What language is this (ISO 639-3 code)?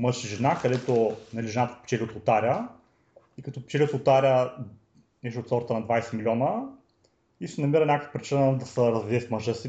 bul